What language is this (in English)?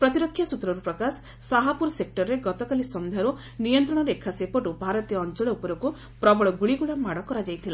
Odia